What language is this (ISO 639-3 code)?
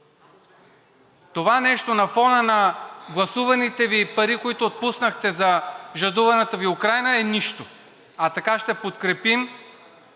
bul